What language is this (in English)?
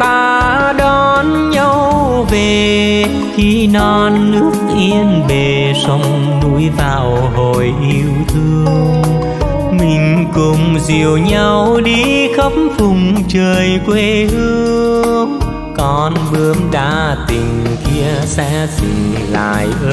Vietnamese